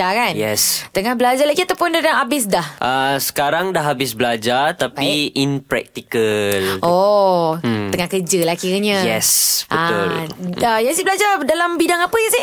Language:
Malay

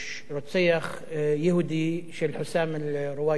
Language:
Hebrew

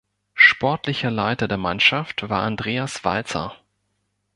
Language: German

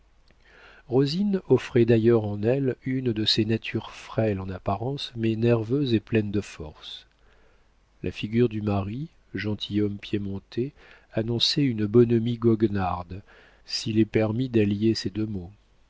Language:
French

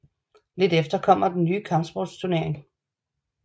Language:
Danish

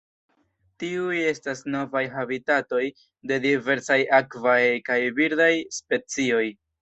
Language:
Esperanto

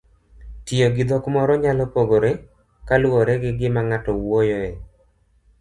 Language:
Luo (Kenya and Tanzania)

